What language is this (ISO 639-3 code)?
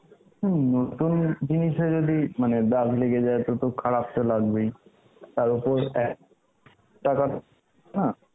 ben